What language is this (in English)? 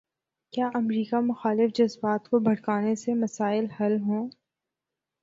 Urdu